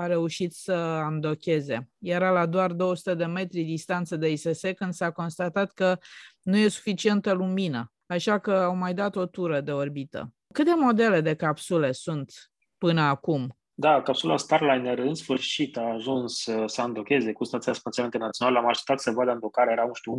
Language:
Romanian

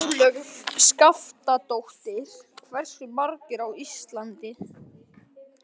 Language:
Icelandic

